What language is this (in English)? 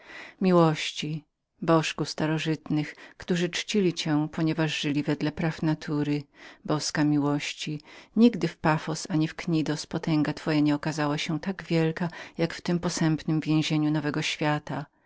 Polish